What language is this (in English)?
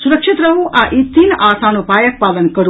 Maithili